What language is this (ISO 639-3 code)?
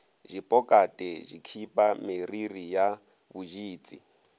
nso